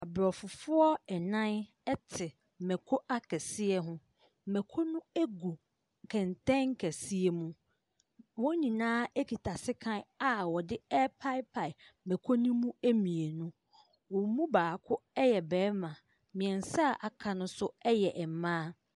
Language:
Akan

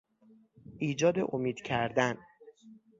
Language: Persian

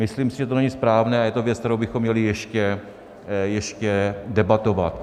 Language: Czech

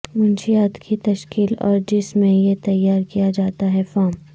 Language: Urdu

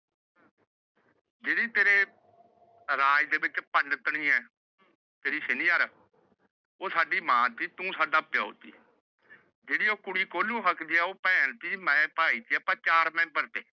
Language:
Punjabi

